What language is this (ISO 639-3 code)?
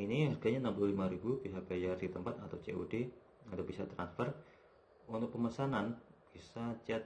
ind